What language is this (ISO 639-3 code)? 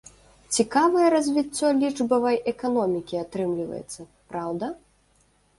bel